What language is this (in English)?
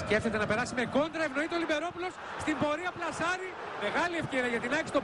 Greek